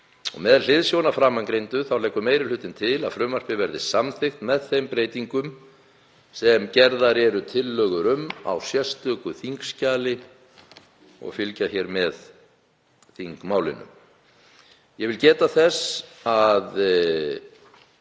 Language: Icelandic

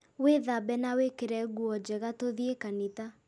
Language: Kikuyu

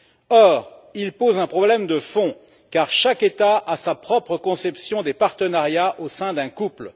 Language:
French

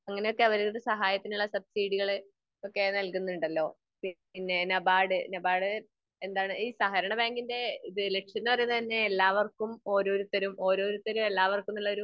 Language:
Malayalam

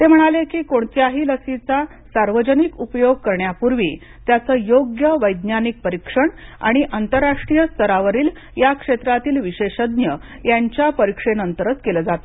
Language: Marathi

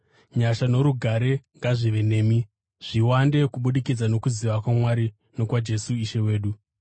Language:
Shona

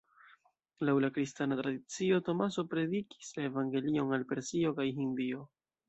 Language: Esperanto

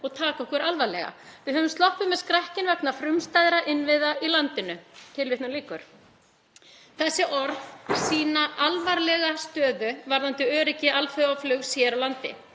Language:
Icelandic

